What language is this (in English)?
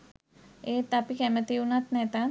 Sinhala